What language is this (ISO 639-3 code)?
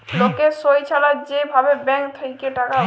ben